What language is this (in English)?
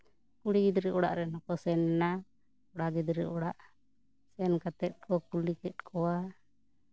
Santali